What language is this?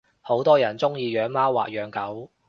Cantonese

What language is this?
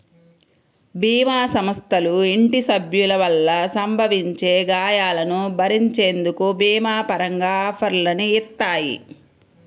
Telugu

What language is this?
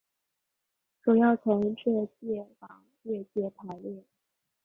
Chinese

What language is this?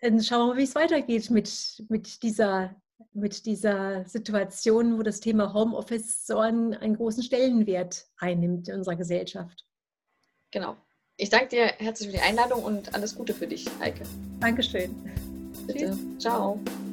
German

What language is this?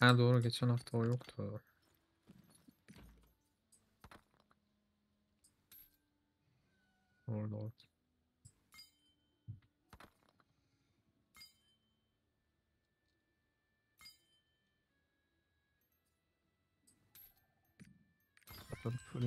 Turkish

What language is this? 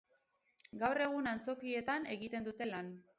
Basque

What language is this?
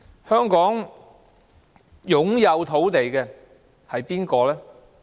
Cantonese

